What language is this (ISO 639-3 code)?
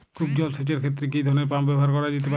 ben